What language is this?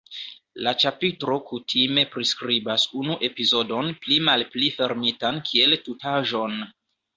Esperanto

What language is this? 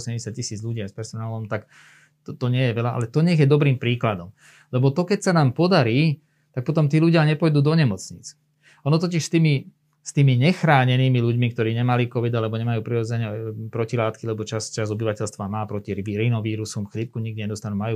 Slovak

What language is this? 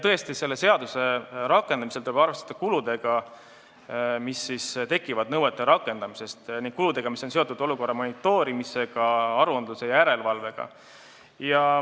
Estonian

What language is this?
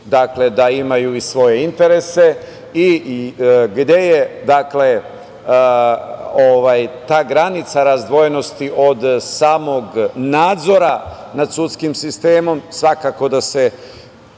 Serbian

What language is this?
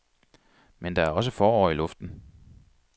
Danish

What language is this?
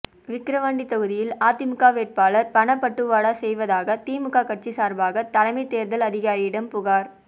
Tamil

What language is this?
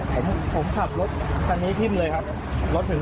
Thai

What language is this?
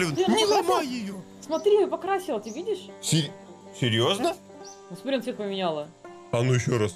Russian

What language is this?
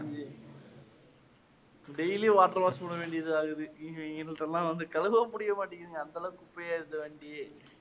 Tamil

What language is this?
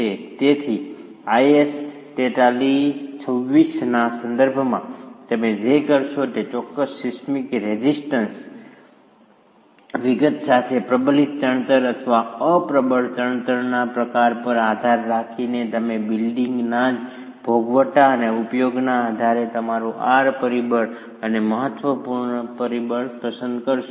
Gujarati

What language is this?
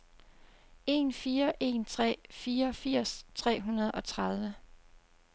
Danish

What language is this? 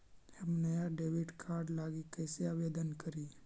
Magahi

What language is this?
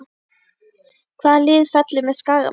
Icelandic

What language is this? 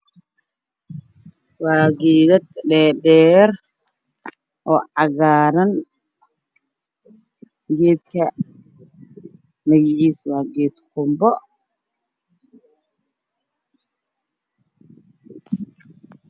Somali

